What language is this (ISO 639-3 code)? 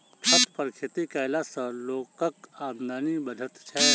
mai